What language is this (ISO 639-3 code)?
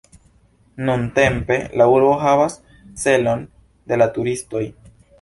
epo